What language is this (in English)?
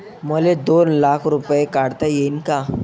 Marathi